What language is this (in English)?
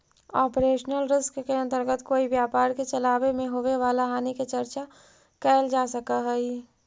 Magahi